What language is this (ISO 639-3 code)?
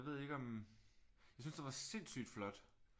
dan